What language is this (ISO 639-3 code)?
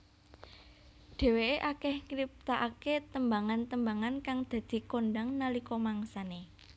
jav